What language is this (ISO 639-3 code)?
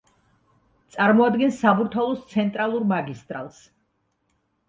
kat